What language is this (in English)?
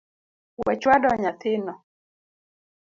Luo (Kenya and Tanzania)